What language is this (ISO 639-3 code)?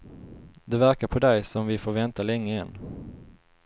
swe